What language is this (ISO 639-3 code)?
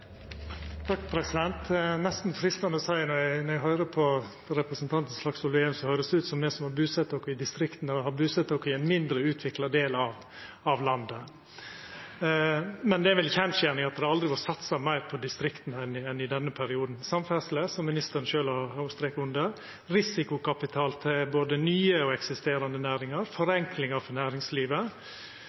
nno